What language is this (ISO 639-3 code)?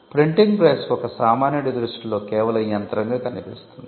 tel